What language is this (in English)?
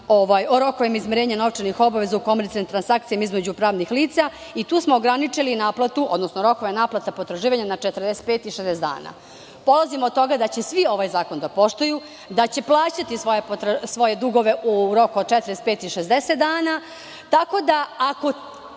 Serbian